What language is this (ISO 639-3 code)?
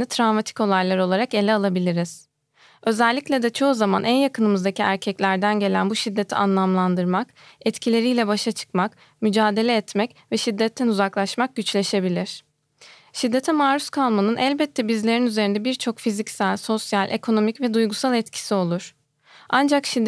tur